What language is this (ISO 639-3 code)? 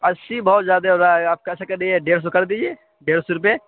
urd